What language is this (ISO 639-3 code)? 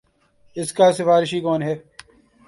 urd